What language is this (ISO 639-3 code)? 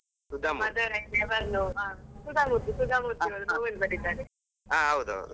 kan